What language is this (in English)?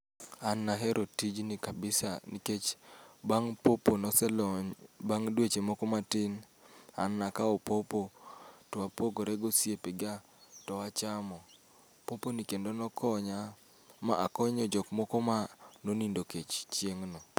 Luo (Kenya and Tanzania)